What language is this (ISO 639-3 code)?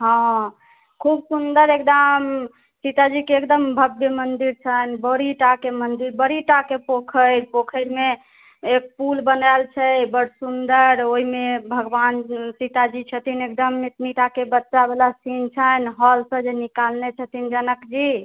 mai